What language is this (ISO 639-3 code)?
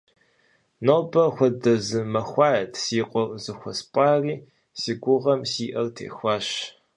kbd